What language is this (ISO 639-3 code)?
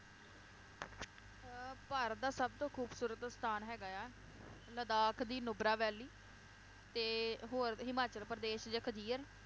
pan